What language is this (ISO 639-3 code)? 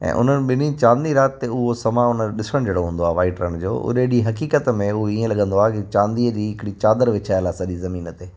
snd